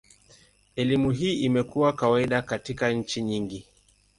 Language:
Swahili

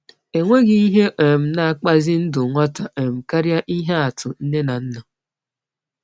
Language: Igbo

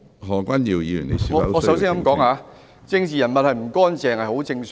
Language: Cantonese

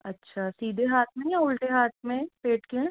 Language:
Hindi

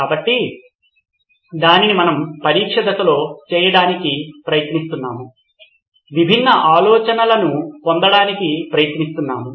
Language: Telugu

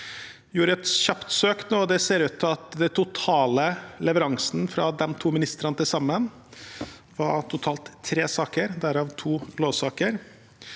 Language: Norwegian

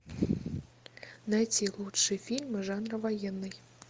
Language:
Russian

